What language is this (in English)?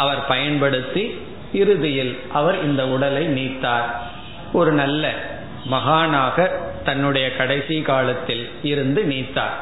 Tamil